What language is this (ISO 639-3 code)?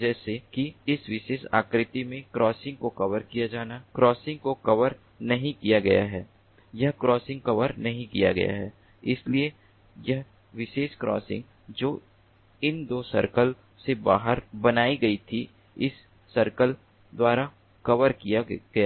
hin